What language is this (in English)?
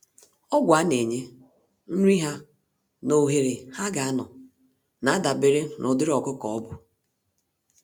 Igbo